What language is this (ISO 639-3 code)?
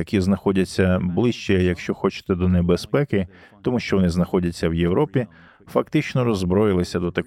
ukr